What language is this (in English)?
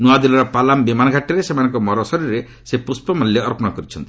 Odia